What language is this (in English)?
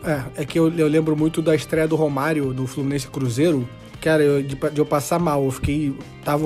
Portuguese